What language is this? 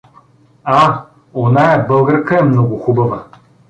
Bulgarian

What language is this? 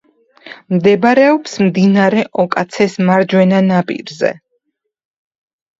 Georgian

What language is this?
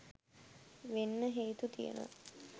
Sinhala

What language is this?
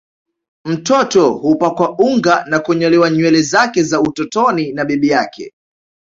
Swahili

